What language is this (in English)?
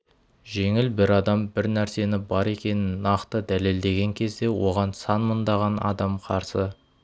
Kazakh